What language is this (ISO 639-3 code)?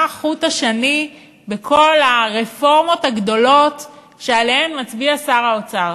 heb